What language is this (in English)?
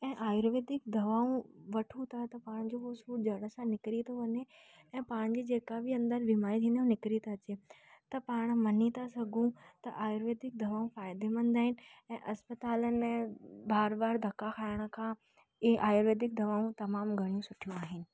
Sindhi